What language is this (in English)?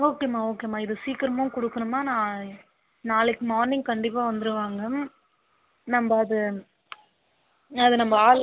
Tamil